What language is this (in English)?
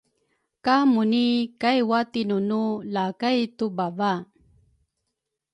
Rukai